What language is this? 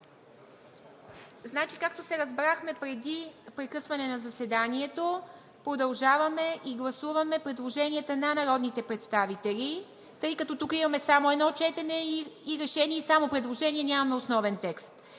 Bulgarian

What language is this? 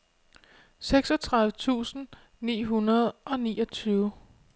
Danish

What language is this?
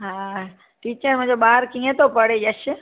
Sindhi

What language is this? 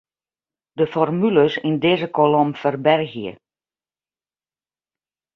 Western Frisian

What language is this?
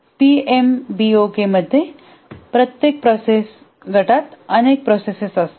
Marathi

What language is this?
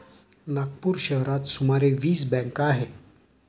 Marathi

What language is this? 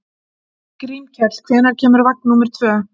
Icelandic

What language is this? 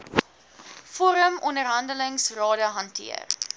Afrikaans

